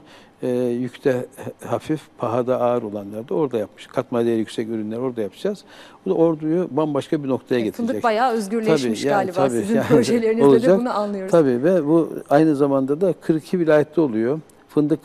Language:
Turkish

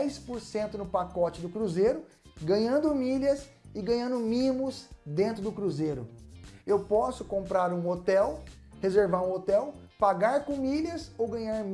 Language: Portuguese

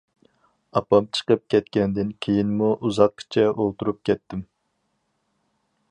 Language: Uyghur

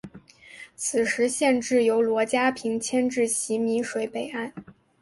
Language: Chinese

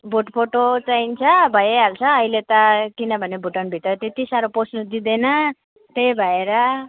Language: Nepali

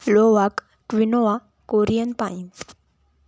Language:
Marathi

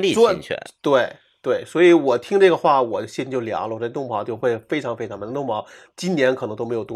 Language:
Chinese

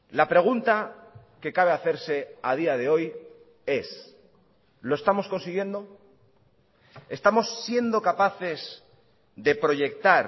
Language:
Spanish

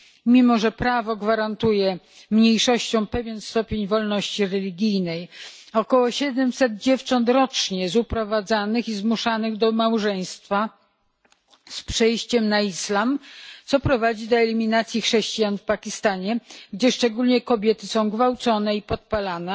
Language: Polish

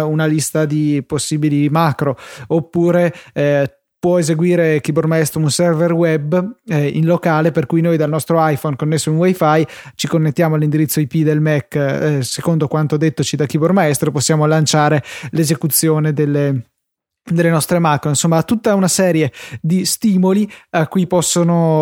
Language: Italian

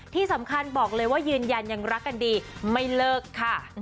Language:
Thai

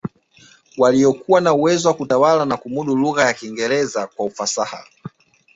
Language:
Swahili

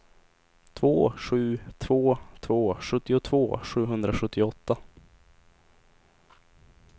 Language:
Swedish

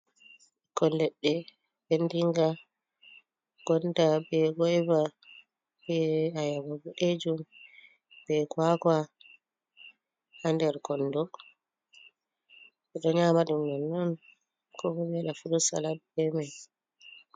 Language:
Fula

